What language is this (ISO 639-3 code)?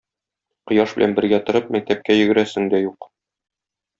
tat